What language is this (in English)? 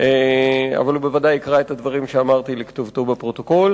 Hebrew